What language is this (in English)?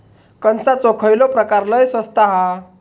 Marathi